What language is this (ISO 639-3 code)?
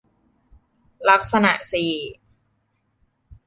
tha